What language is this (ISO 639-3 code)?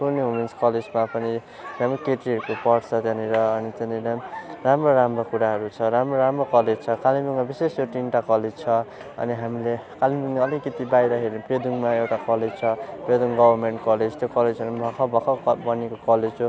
nep